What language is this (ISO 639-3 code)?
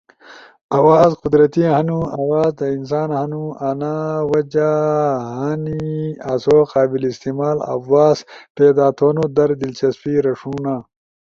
ush